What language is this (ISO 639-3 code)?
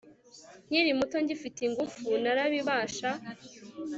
kin